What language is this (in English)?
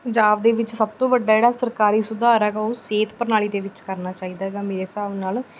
Punjabi